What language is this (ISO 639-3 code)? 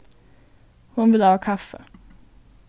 fao